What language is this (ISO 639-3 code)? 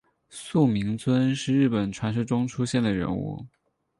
zho